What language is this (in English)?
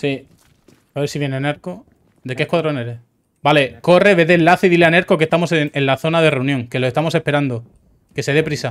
Spanish